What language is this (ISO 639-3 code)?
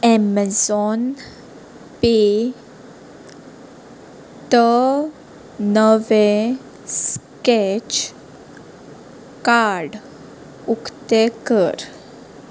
kok